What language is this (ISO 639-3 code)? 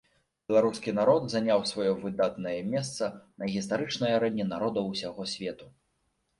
bel